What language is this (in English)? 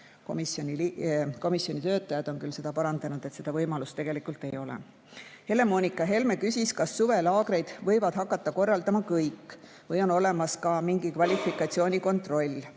Estonian